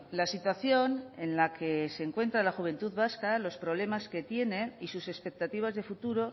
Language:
Spanish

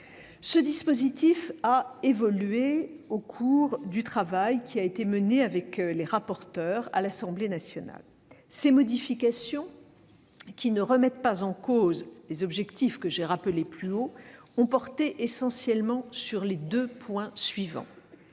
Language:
French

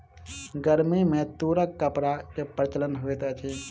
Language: Maithili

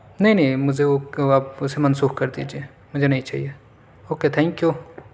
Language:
Urdu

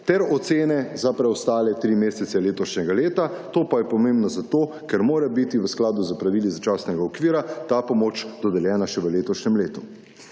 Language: Slovenian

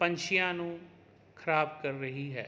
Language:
Punjabi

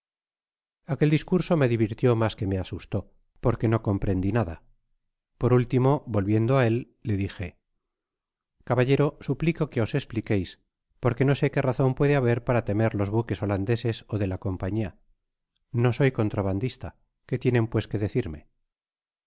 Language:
Spanish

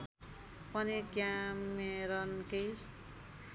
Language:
Nepali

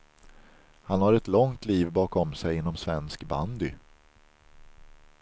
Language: Swedish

